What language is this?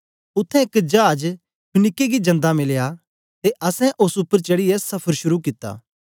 Dogri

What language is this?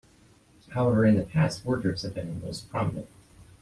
English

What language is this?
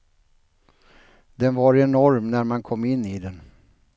Swedish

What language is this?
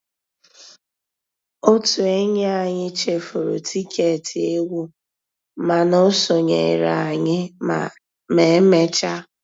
Igbo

